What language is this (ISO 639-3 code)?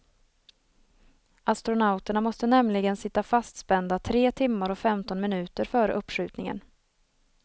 swe